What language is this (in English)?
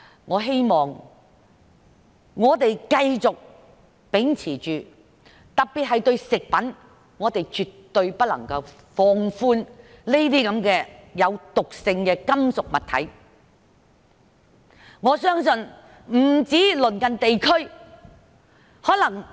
Cantonese